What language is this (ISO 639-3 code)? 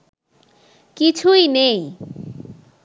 ben